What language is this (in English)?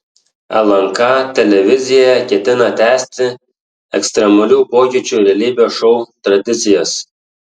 Lithuanian